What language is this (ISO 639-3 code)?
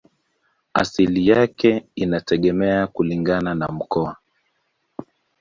swa